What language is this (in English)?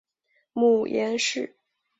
Chinese